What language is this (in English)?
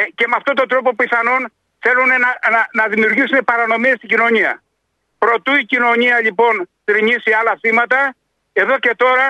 Greek